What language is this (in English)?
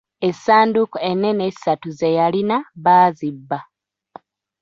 Ganda